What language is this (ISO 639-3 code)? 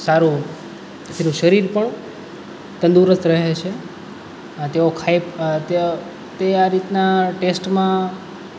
guj